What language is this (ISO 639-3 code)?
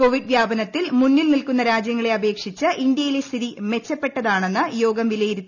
mal